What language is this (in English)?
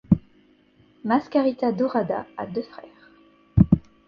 French